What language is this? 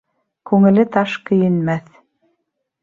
Bashkir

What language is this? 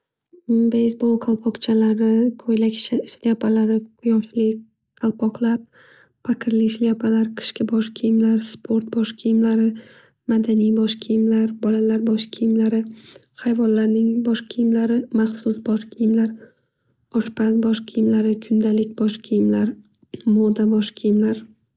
Uzbek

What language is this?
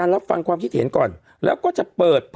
Thai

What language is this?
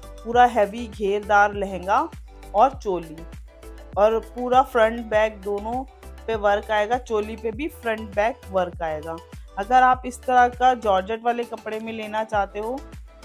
Hindi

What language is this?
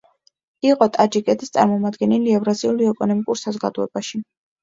Georgian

